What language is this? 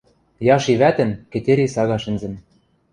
Western Mari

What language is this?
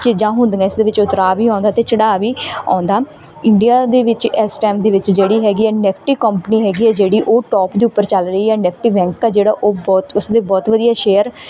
Punjabi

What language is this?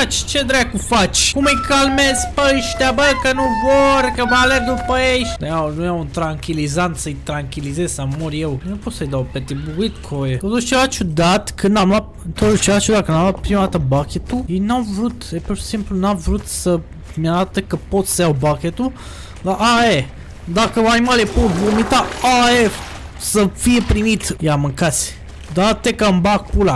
Romanian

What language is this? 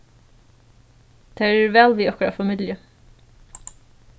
Faroese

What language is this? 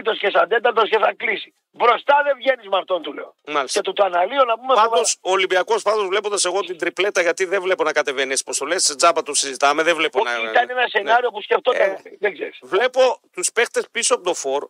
Greek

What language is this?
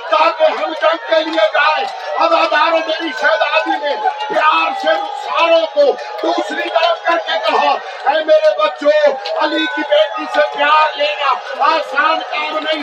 Urdu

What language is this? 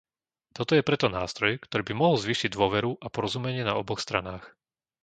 Slovak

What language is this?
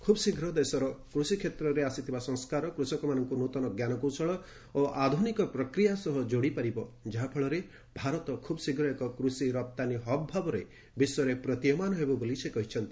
Odia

